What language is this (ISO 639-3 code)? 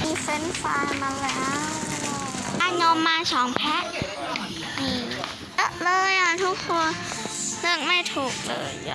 tha